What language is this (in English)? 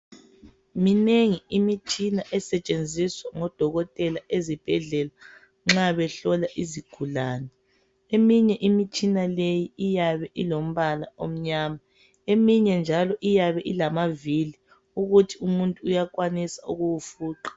North Ndebele